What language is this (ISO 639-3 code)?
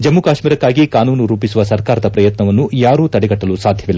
kan